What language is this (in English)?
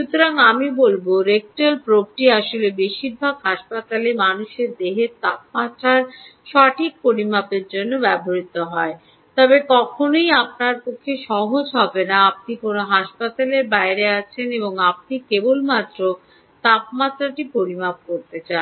Bangla